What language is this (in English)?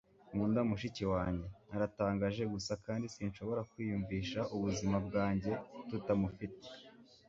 Kinyarwanda